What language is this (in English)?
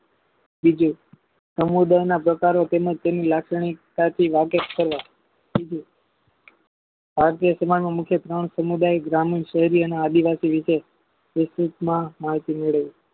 Gujarati